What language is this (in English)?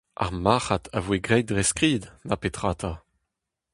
Breton